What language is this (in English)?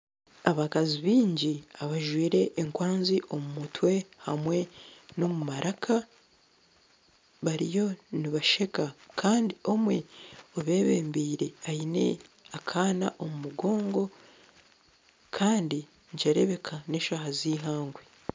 Nyankole